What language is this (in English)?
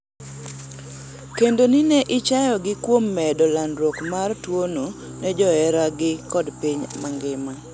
Luo (Kenya and Tanzania)